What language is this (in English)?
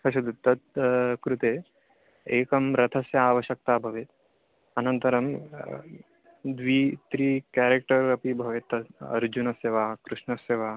Sanskrit